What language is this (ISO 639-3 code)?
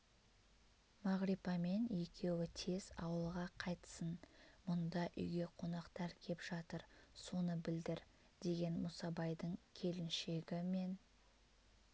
kaz